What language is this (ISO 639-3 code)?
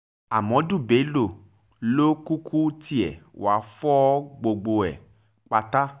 yor